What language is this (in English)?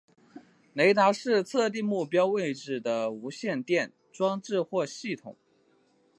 Chinese